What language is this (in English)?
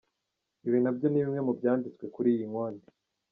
Kinyarwanda